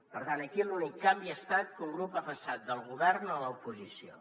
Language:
Catalan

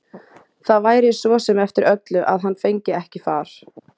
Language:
Icelandic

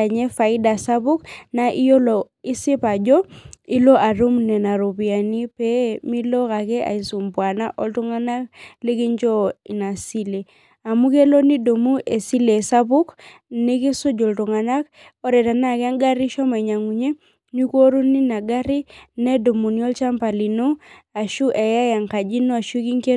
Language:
Masai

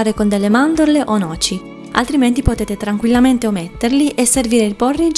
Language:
Italian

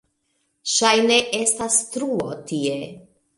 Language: Esperanto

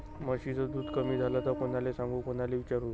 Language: Marathi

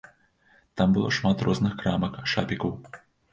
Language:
Belarusian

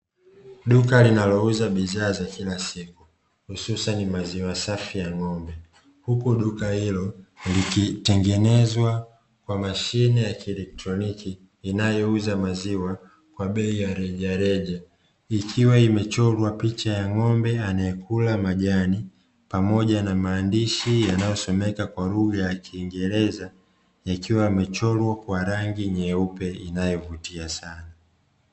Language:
Swahili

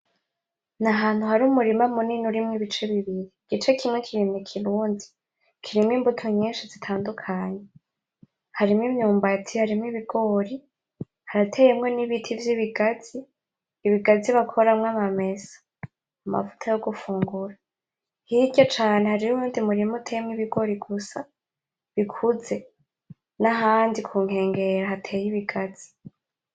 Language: Rundi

